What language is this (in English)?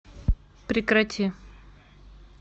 Russian